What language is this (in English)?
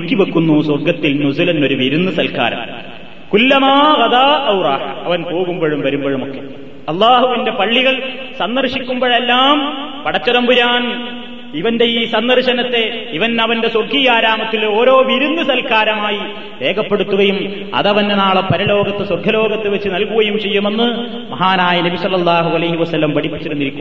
Malayalam